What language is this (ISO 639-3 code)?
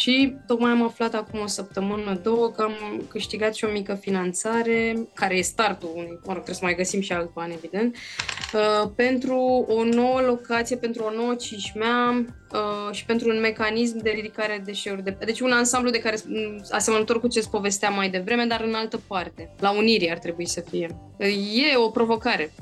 ron